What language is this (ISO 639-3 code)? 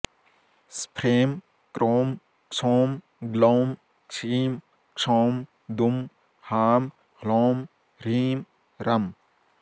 san